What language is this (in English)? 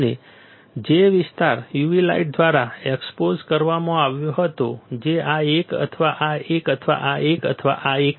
Gujarati